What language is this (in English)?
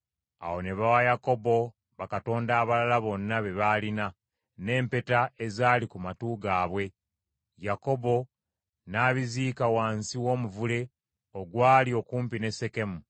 Ganda